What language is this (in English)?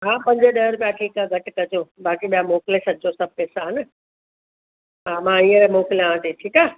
Sindhi